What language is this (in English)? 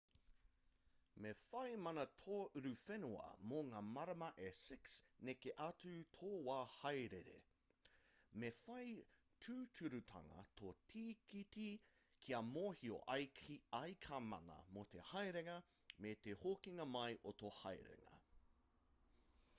Māori